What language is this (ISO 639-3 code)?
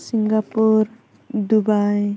brx